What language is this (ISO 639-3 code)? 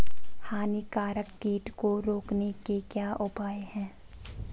hin